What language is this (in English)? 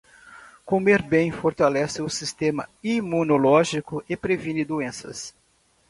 Portuguese